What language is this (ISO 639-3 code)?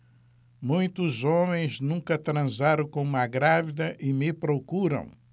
por